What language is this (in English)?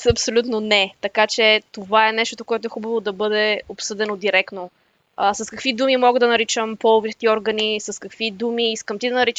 Bulgarian